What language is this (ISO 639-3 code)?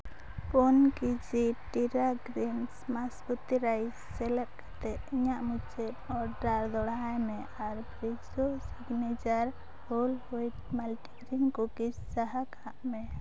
sat